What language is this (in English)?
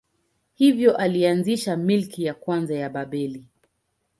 Swahili